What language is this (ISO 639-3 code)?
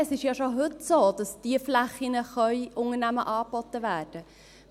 gsw